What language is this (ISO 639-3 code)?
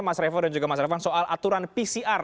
ind